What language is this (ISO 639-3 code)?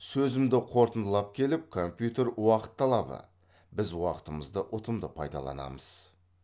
kaz